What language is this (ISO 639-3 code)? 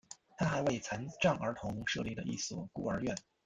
zho